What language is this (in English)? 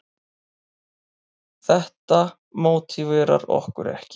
Icelandic